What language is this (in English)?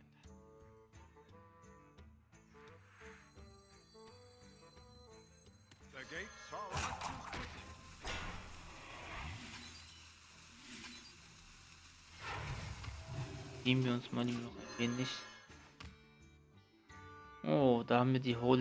German